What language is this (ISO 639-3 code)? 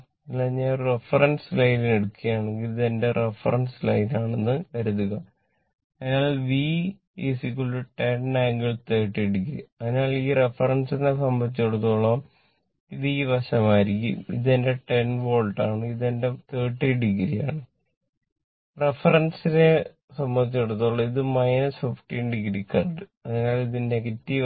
mal